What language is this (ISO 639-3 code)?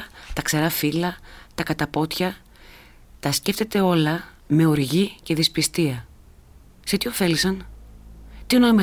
ell